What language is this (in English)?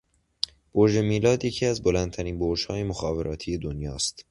Persian